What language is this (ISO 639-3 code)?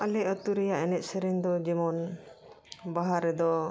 sat